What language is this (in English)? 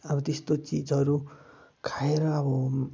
Nepali